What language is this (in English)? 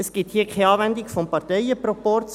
Swiss German